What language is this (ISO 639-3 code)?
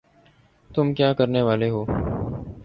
urd